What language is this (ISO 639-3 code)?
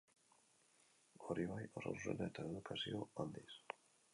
eus